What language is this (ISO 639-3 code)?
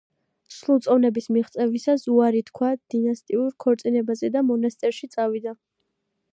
kat